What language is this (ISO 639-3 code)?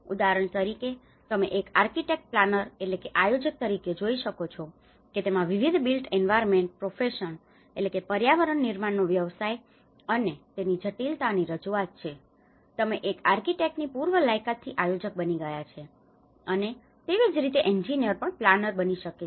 guj